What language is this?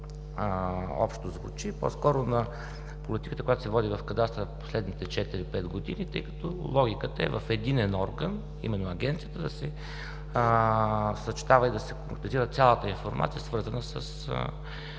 Bulgarian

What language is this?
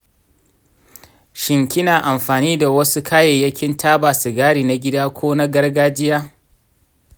Hausa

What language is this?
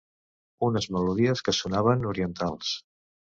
Catalan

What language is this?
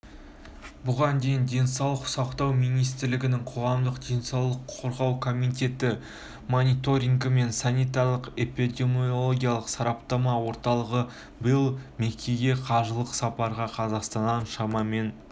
Kazakh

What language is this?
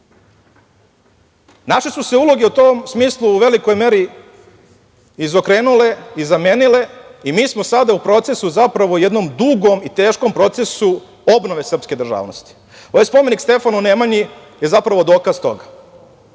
Serbian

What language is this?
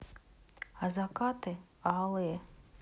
Russian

